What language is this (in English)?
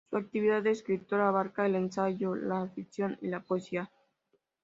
Spanish